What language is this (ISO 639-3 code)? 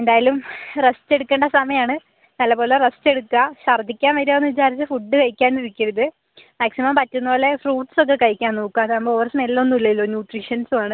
mal